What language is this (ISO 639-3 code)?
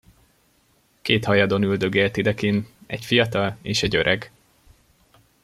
hun